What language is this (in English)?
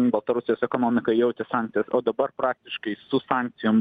Lithuanian